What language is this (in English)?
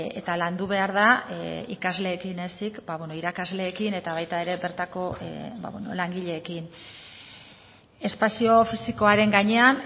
Basque